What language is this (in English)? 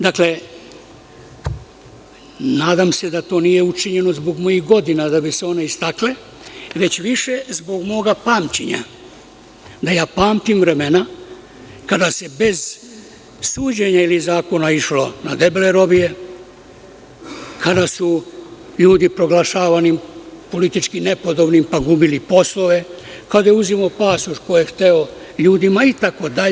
Serbian